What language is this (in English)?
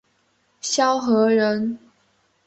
Chinese